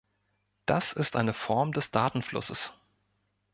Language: German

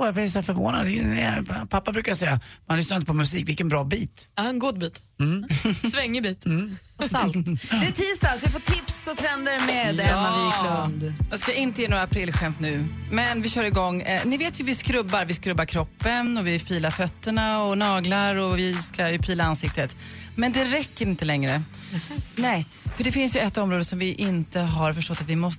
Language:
Swedish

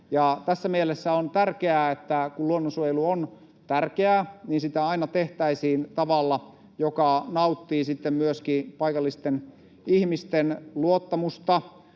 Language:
Finnish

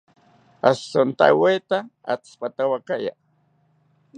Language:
South Ucayali Ashéninka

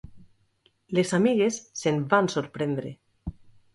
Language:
Catalan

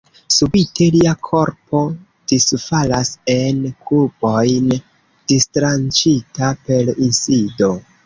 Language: Esperanto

